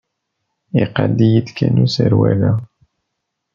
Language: Kabyle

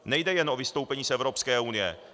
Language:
Czech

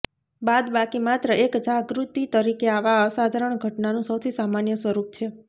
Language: Gujarati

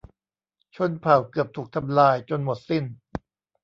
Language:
Thai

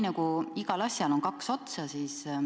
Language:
Estonian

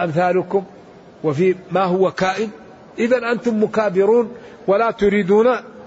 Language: Arabic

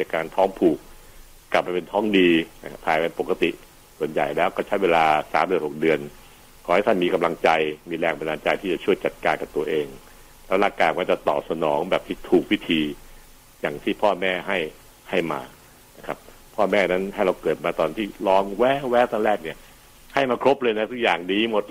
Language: Thai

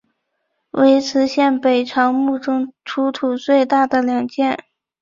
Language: Chinese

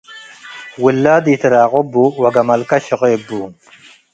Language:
Tigre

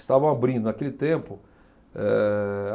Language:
Portuguese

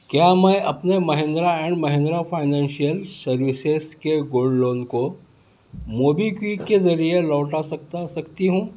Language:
Urdu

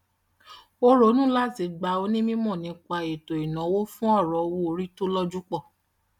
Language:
Yoruba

